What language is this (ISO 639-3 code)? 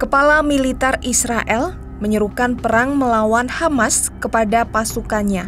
ind